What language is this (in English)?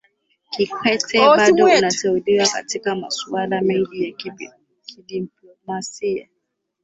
Swahili